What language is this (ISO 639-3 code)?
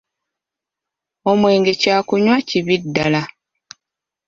lug